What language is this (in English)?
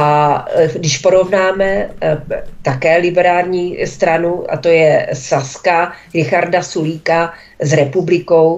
Czech